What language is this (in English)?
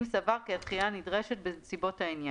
Hebrew